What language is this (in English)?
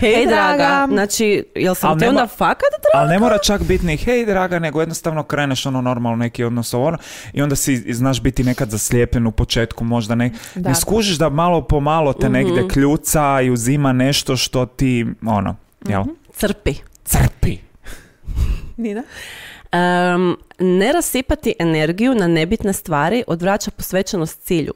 Croatian